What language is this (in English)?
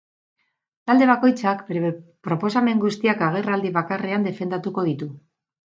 Basque